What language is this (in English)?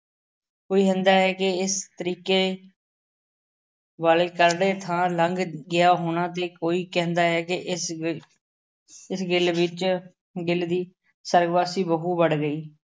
Punjabi